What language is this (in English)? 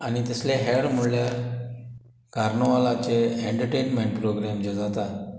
Konkani